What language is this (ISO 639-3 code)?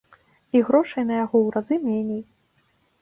bel